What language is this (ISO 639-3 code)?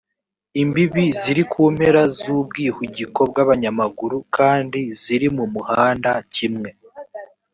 kin